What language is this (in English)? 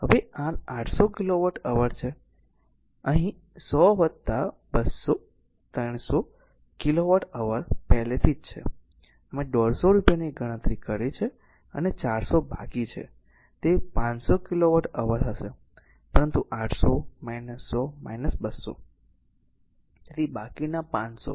Gujarati